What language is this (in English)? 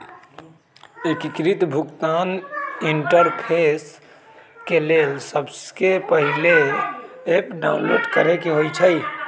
Magahi